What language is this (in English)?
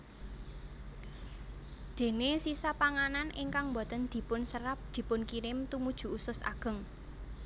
Javanese